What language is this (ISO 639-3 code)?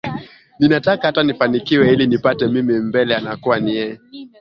swa